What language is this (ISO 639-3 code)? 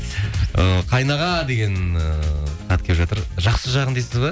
kaz